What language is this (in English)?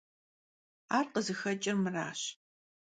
Kabardian